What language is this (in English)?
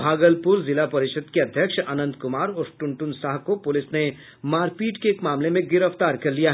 Hindi